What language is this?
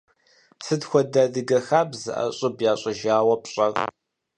Kabardian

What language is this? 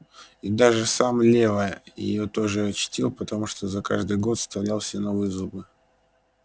Russian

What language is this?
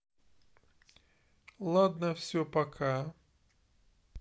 Russian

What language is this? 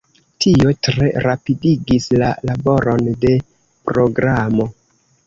Esperanto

